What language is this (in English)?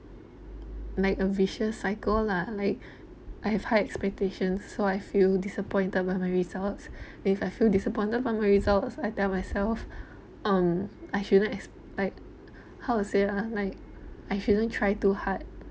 English